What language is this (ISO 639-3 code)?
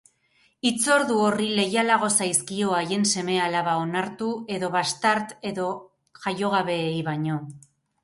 eus